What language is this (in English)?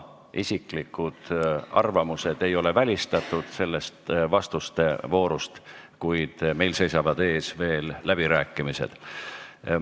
Estonian